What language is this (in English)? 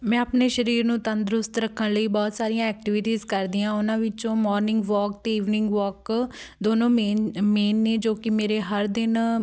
Punjabi